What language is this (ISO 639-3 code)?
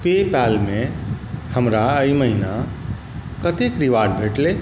mai